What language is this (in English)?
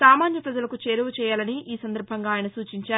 Telugu